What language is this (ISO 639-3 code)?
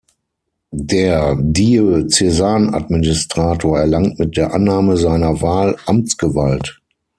deu